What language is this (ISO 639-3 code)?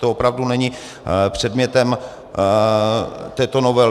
ces